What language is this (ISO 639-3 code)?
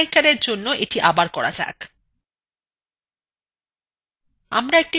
ben